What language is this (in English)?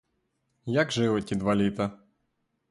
Ukrainian